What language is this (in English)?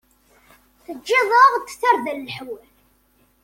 Kabyle